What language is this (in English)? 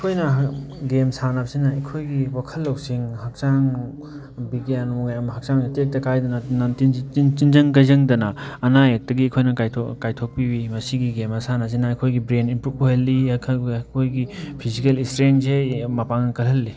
Manipuri